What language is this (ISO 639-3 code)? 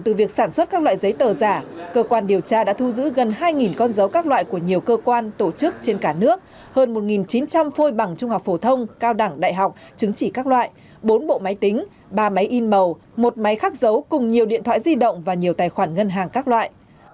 vie